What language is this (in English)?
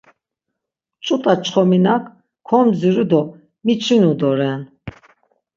Laz